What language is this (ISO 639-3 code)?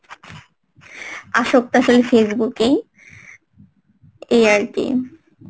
ben